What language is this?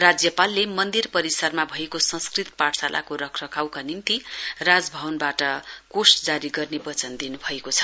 Nepali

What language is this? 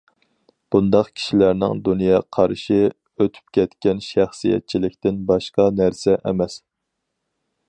Uyghur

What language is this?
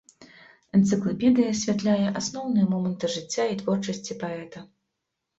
Belarusian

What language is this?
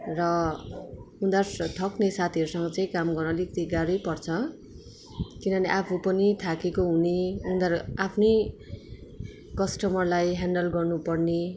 Nepali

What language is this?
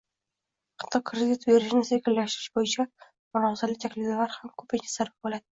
Uzbek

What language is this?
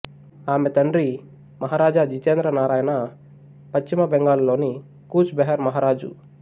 Telugu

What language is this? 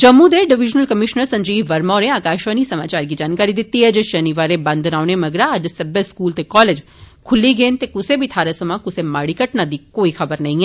Dogri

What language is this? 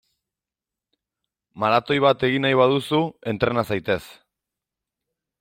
Basque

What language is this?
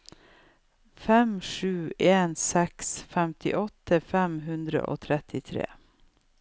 Norwegian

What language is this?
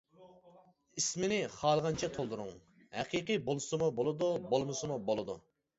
Uyghur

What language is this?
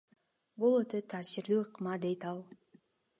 Kyrgyz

